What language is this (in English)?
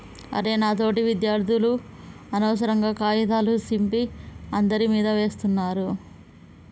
Telugu